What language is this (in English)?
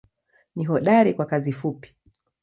Swahili